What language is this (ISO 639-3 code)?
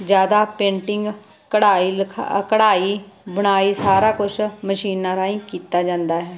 pan